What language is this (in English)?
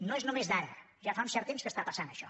Catalan